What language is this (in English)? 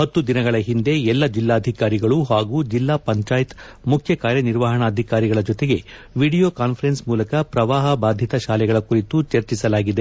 Kannada